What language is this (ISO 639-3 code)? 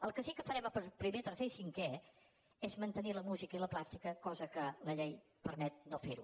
cat